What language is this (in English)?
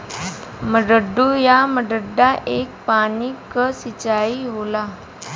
Bhojpuri